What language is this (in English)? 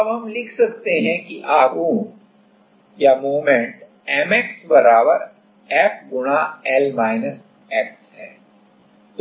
Hindi